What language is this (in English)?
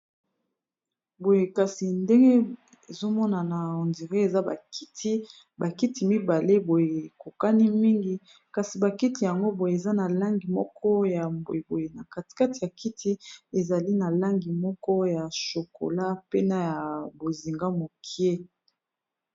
Lingala